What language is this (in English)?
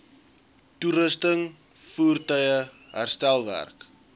Afrikaans